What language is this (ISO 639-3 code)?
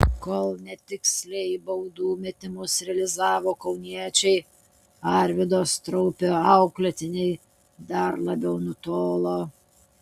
lit